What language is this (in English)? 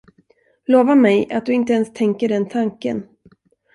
Swedish